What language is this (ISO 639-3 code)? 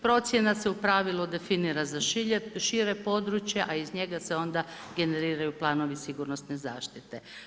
hrv